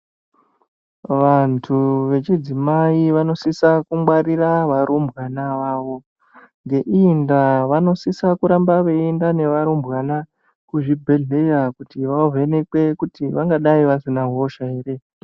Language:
Ndau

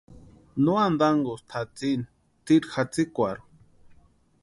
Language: Western Highland Purepecha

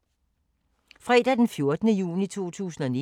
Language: Danish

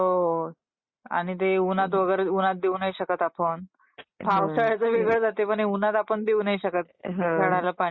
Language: Marathi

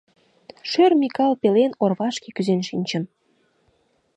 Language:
Mari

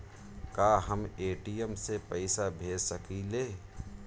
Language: Bhojpuri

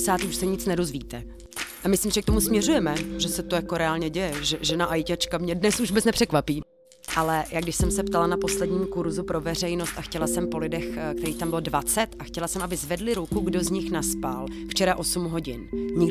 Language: Czech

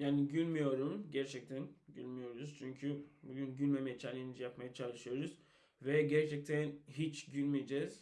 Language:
Turkish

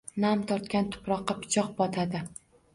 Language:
Uzbek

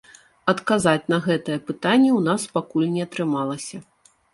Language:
Belarusian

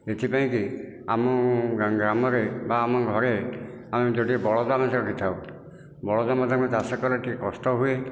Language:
Odia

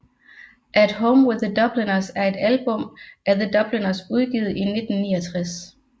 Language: Danish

